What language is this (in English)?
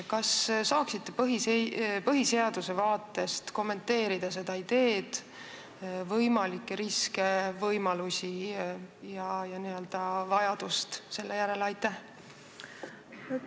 Estonian